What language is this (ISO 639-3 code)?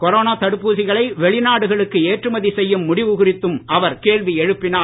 tam